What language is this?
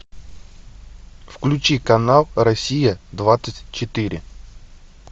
Russian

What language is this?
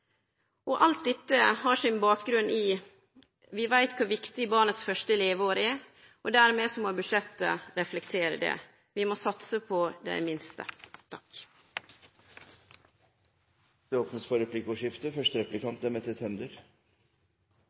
Norwegian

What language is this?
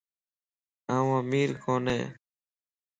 Lasi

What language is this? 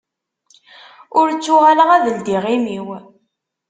Kabyle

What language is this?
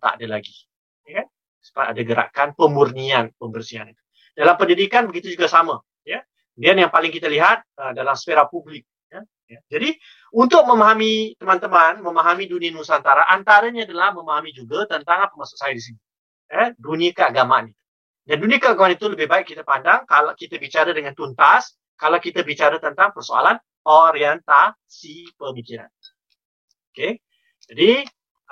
Malay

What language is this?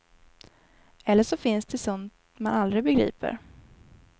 Swedish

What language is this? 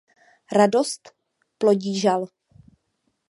Czech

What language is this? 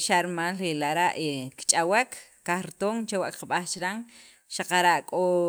Sacapulteco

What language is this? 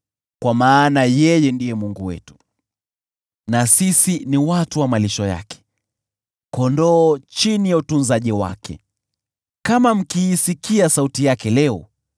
Swahili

